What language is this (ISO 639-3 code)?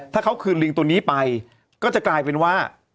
tha